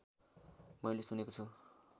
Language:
Nepali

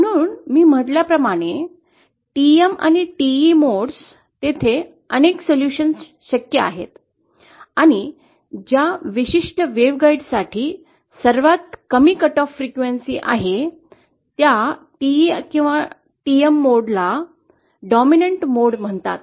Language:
Marathi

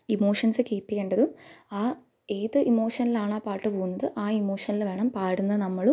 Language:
Malayalam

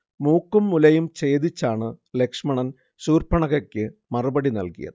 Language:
Malayalam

